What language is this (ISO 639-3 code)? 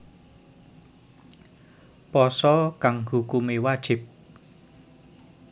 jav